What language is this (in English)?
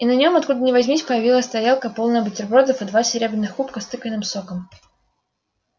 Russian